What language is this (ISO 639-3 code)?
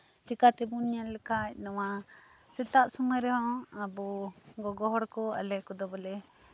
sat